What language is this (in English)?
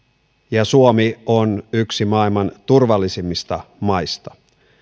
Finnish